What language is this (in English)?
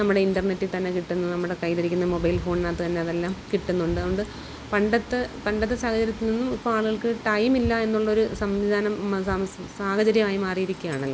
Malayalam